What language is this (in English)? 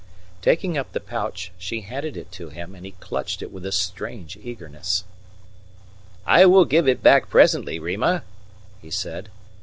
English